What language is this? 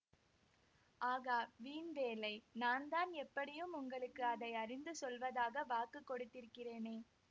Tamil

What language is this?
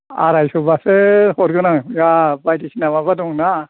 Bodo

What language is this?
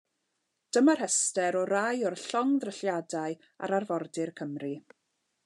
Welsh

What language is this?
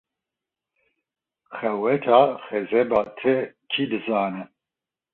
Kurdish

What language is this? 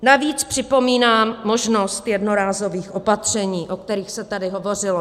Czech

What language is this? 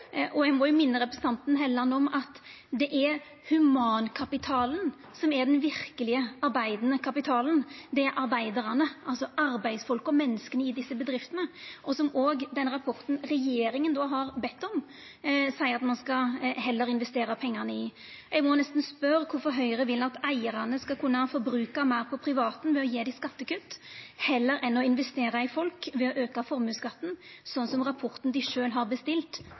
Norwegian Nynorsk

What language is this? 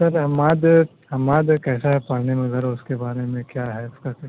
Urdu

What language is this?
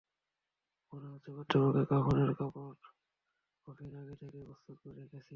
Bangla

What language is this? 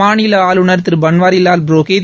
Tamil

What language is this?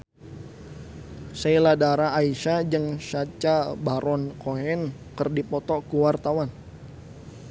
Sundanese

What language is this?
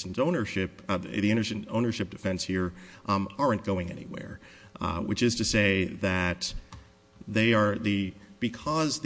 English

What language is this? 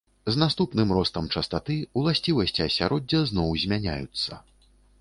Belarusian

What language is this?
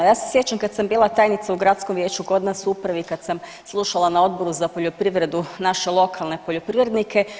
Croatian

